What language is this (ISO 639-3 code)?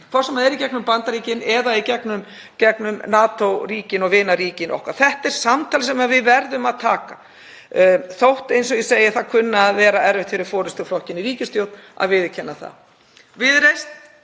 isl